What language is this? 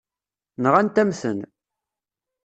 Kabyle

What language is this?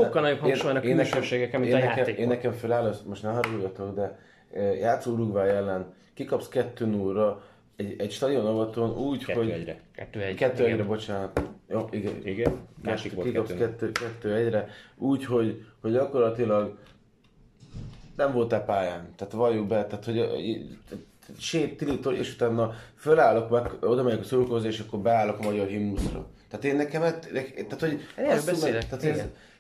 Hungarian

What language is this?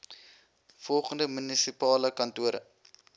Afrikaans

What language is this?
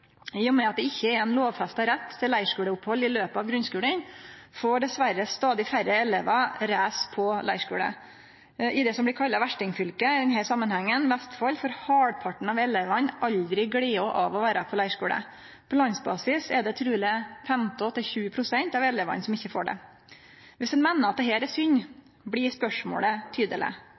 Norwegian Nynorsk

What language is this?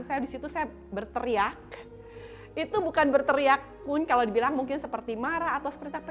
Indonesian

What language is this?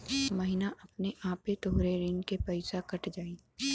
Bhojpuri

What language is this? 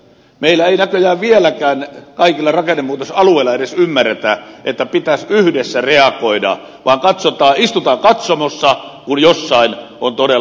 Finnish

